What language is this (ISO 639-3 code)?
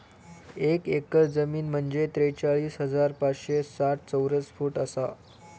mar